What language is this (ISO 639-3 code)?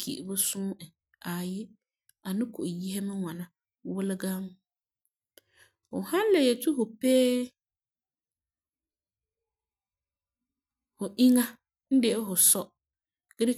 gur